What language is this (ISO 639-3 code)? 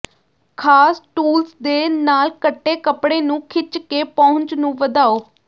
pan